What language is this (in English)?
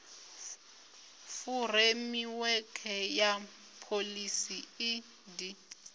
Venda